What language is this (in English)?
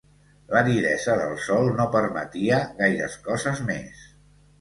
Catalan